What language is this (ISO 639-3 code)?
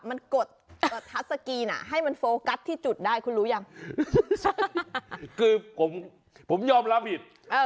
tha